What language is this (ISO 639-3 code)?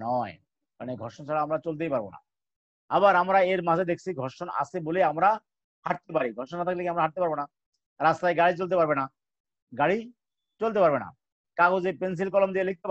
hin